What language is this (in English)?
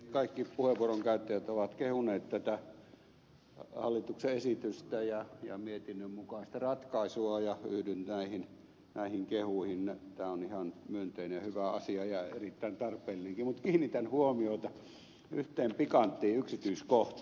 Finnish